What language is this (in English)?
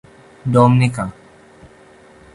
Urdu